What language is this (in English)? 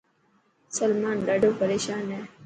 Dhatki